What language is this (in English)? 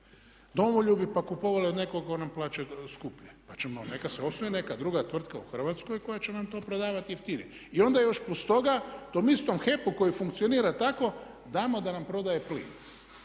Croatian